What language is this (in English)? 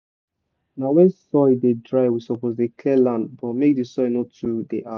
Nigerian Pidgin